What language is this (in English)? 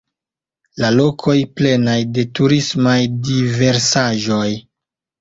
Esperanto